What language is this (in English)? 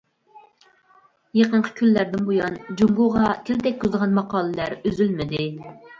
Uyghur